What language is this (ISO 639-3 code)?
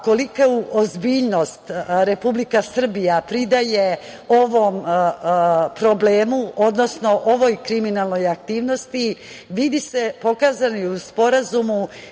srp